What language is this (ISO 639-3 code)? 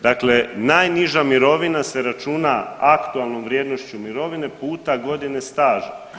hrv